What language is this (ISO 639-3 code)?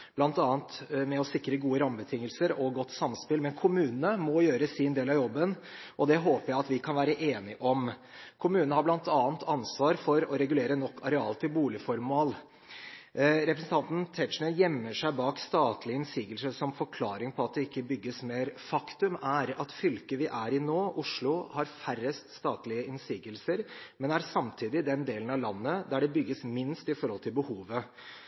nob